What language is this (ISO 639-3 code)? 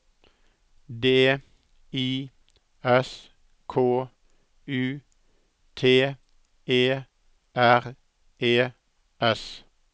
nor